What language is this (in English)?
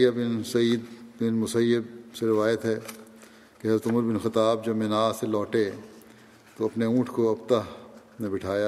Urdu